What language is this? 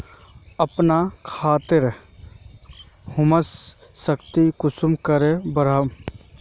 Magahi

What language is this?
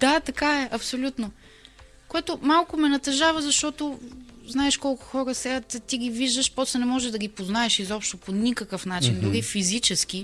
Bulgarian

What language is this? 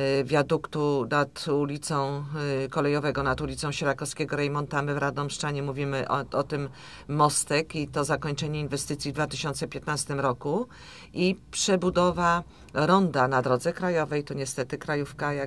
Polish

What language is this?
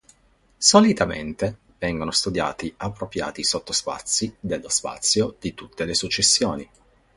Italian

